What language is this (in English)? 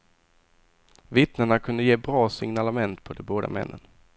Swedish